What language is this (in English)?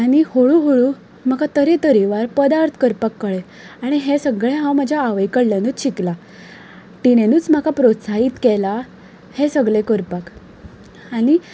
Konkani